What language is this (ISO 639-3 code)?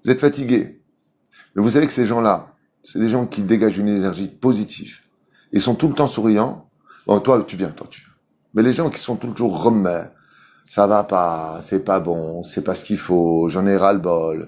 fra